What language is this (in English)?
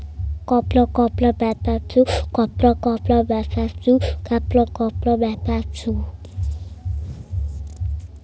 Hindi